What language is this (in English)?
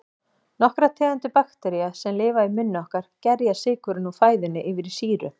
Icelandic